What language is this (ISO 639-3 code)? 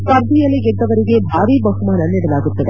kan